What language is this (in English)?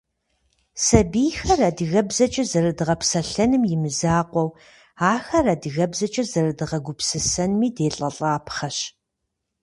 Kabardian